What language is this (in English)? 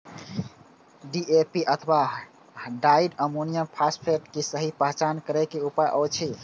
Maithili